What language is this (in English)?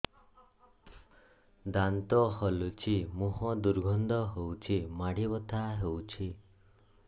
Odia